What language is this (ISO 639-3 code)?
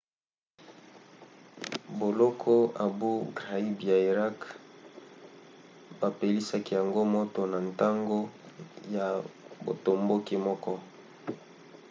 lin